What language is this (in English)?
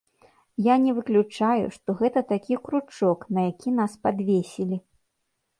Belarusian